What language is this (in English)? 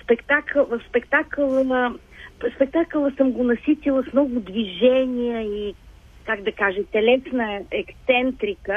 Bulgarian